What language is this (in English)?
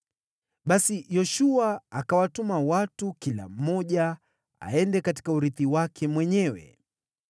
Swahili